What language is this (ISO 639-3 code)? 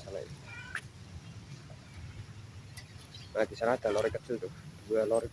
ind